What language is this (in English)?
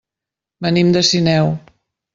Catalan